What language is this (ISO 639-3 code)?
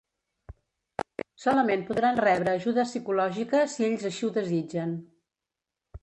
cat